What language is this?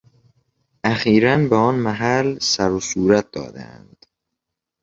Persian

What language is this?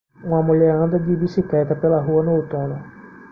Portuguese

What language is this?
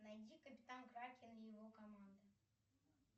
Russian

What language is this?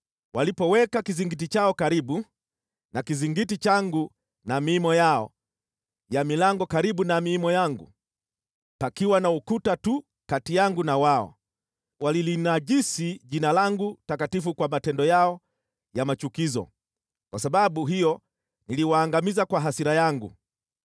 Swahili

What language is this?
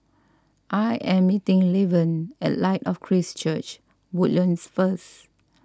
English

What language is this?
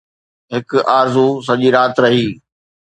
Sindhi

